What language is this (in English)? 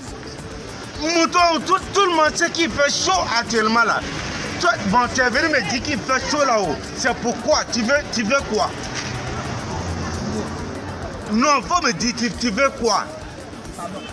French